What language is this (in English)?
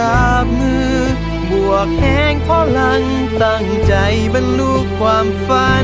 Thai